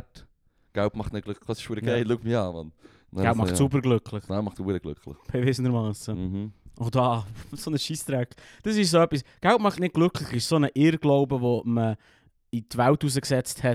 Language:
German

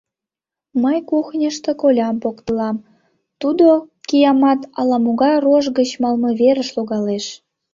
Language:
Mari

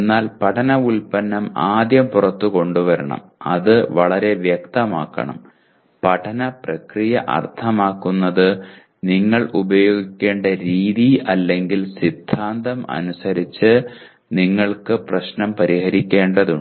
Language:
Malayalam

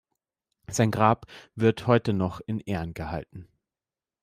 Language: German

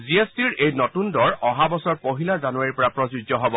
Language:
Assamese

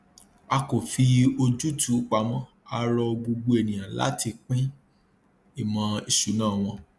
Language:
Yoruba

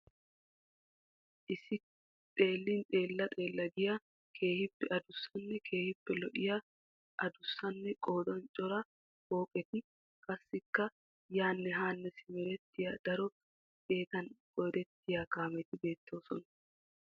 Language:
Wolaytta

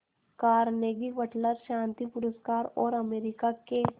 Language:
Hindi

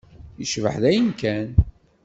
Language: Kabyle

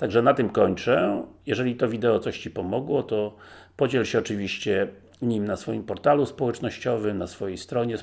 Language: Polish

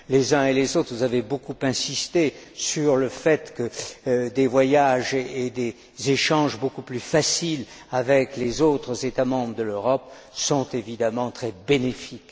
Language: French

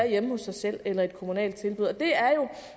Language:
Danish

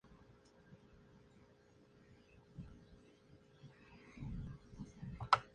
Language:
Spanish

